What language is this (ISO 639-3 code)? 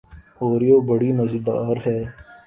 urd